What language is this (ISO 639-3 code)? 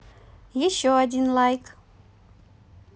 rus